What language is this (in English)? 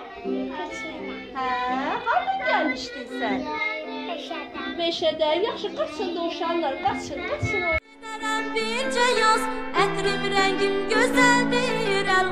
Turkish